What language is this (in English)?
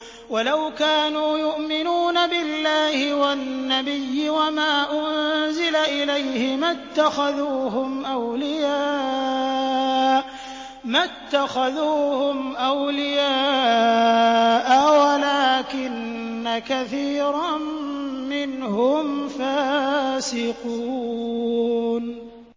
Arabic